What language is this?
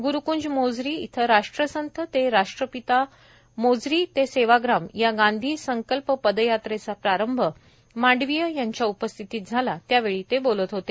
Marathi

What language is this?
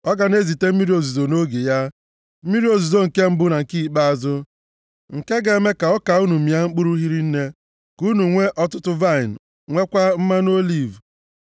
Igbo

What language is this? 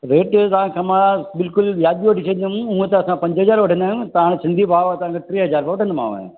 Sindhi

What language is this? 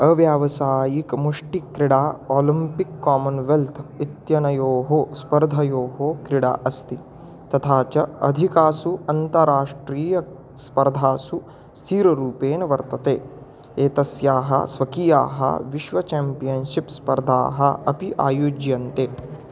Sanskrit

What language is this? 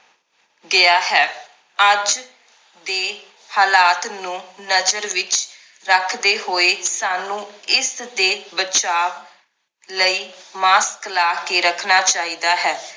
Punjabi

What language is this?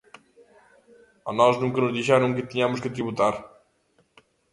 Galician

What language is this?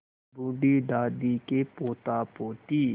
Hindi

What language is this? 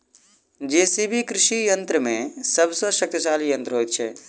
Maithili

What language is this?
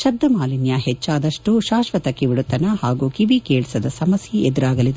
Kannada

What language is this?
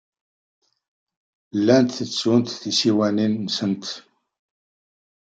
Kabyle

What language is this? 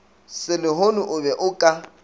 Northern Sotho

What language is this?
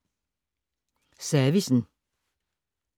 Danish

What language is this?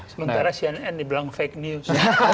Indonesian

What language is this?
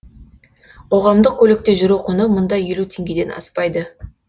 Kazakh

